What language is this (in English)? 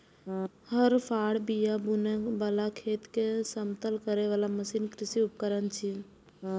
Maithili